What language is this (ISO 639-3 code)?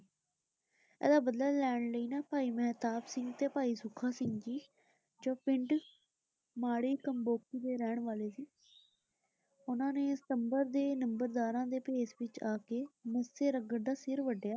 pan